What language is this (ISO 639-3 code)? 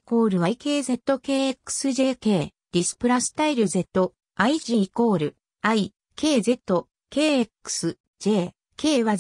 jpn